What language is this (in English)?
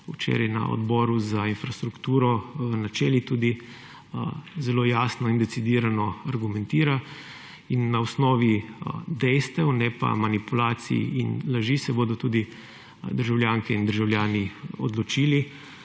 Slovenian